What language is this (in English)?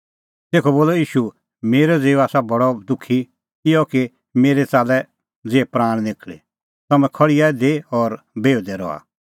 Kullu Pahari